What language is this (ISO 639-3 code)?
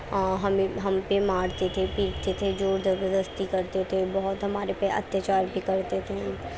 urd